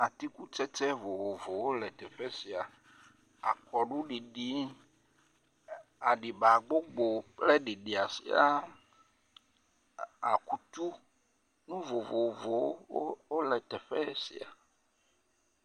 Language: Ewe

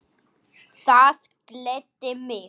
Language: Icelandic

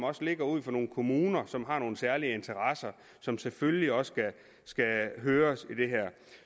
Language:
Danish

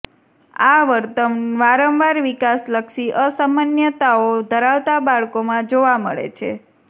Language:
Gujarati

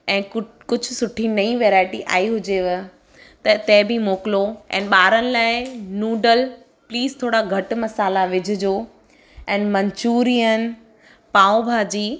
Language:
Sindhi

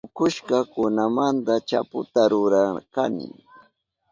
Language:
Southern Pastaza Quechua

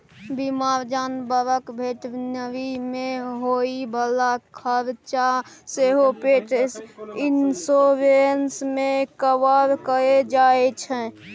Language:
Maithili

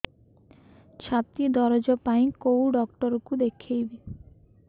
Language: Odia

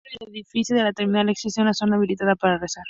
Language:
Spanish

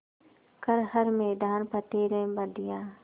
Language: Hindi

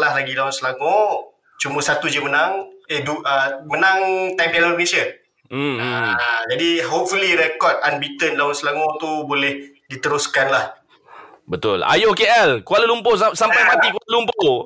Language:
Malay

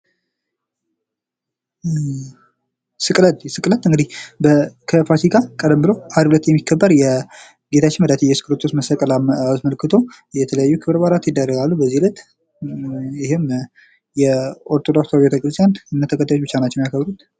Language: Amharic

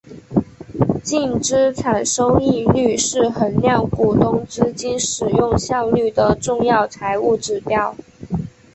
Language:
Chinese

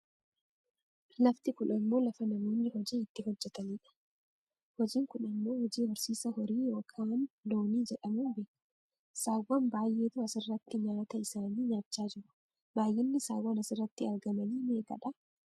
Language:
Oromo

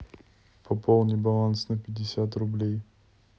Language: Russian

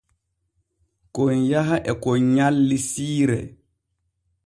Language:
Borgu Fulfulde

